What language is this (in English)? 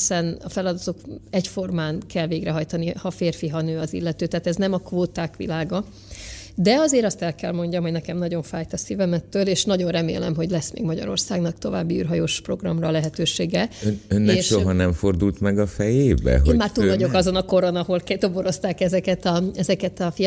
Hungarian